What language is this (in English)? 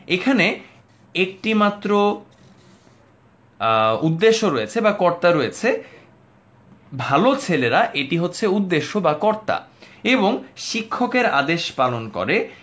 Bangla